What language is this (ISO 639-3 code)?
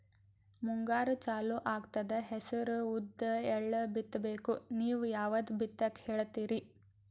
kan